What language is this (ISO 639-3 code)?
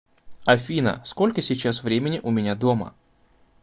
rus